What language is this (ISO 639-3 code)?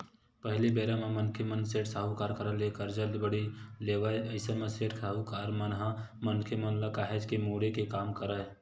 hne